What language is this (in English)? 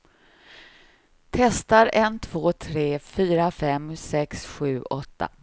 Swedish